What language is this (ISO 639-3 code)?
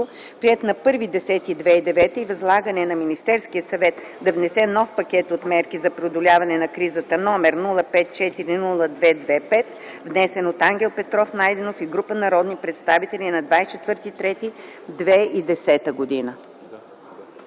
bul